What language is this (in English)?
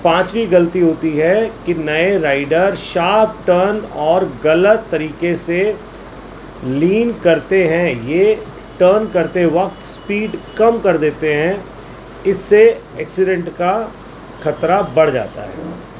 Urdu